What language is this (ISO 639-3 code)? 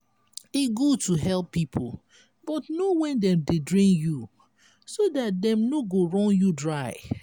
pcm